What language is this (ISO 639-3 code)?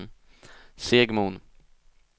swe